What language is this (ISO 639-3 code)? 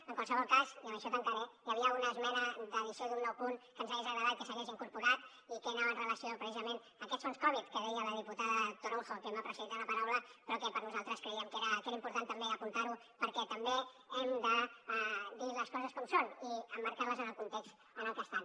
cat